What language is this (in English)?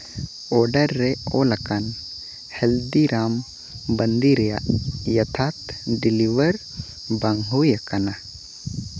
Santali